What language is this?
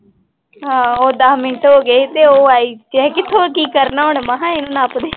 Punjabi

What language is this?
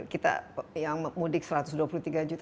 Indonesian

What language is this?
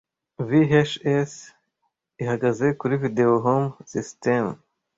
Kinyarwanda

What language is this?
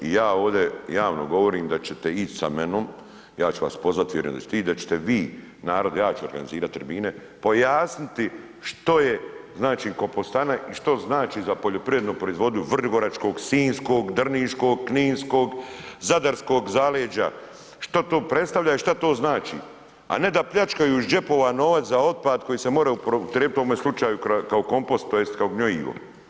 Croatian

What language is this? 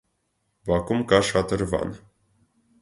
Armenian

